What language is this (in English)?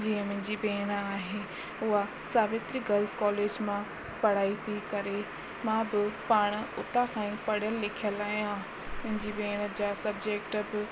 Sindhi